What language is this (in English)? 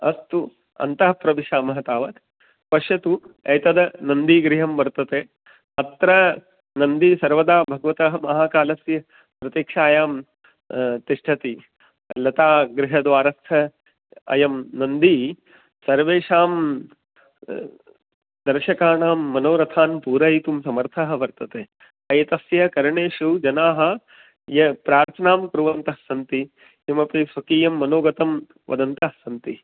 Sanskrit